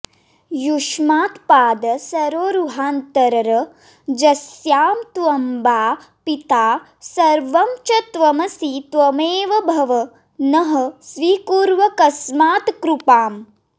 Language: Sanskrit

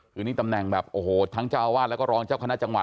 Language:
Thai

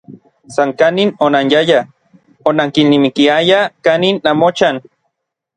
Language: Orizaba Nahuatl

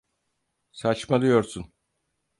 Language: Turkish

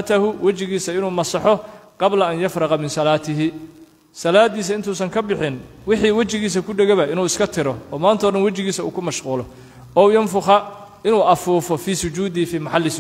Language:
Arabic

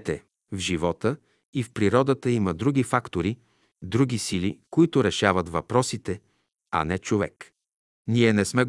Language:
Bulgarian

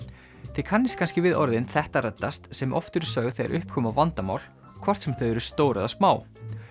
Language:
Icelandic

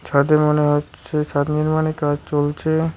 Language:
Bangla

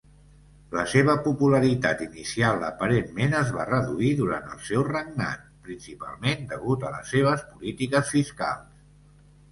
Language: Catalan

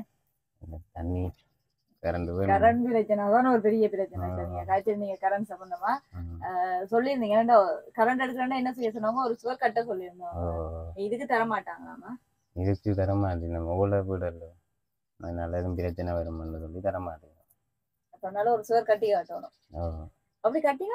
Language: Tamil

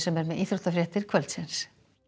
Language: Icelandic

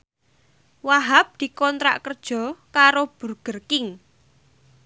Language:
Javanese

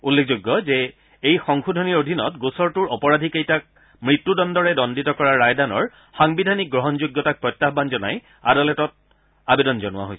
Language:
Assamese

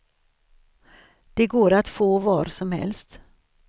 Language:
Swedish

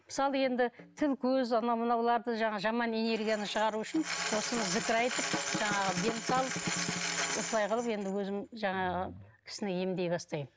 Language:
Kazakh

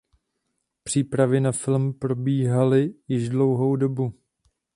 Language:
Czech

